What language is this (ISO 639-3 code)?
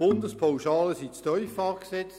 gsw